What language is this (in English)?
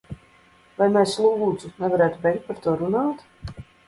Latvian